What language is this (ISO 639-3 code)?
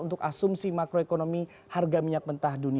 ind